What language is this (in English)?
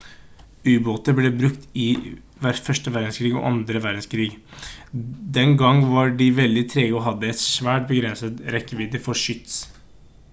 Norwegian Bokmål